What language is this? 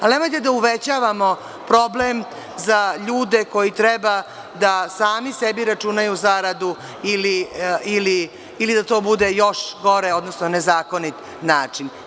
Serbian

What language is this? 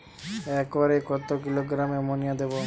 Bangla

